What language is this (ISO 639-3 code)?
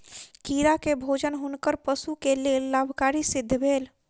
mai